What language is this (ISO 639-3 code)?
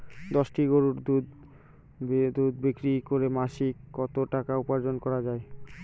ben